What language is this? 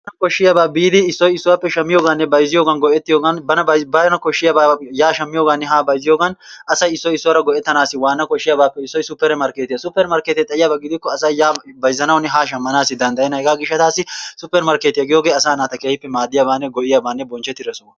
Wolaytta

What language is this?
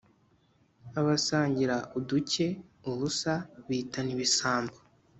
Kinyarwanda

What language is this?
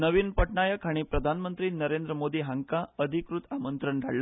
Konkani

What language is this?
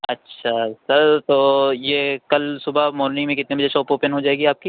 Urdu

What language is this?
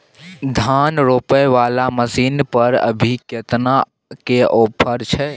Maithili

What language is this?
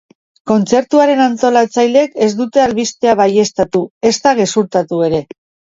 Basque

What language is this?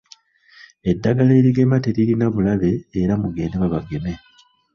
Ganda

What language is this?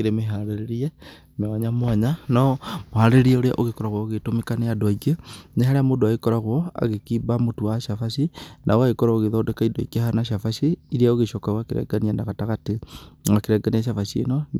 Kikuyu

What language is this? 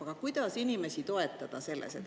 Estonian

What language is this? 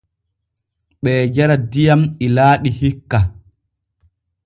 Borgu Fulfulde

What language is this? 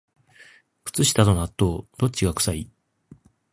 Japanese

